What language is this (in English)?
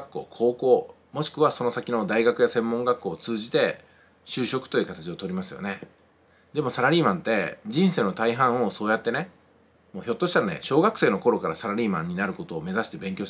Japanese